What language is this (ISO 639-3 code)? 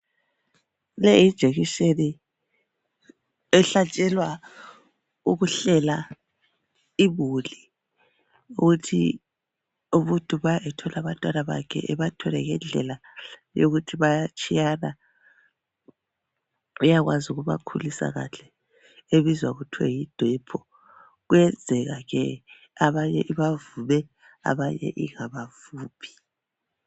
nde